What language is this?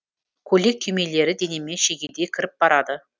Kazakh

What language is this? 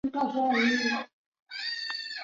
Chinese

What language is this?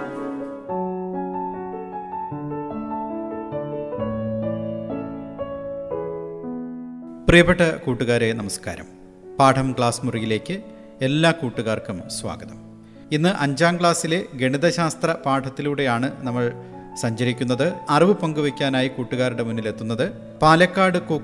Malayalam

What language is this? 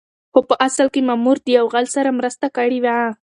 Pashto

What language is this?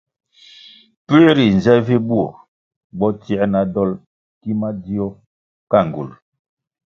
Kwasio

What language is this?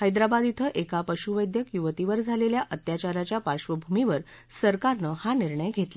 Marathi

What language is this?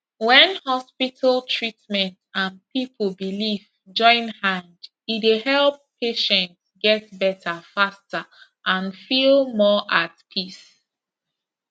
Nigerian Pidgin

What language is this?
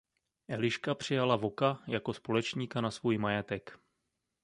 Czech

